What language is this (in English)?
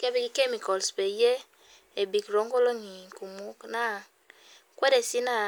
Masai